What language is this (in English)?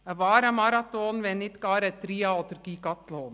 Swiss German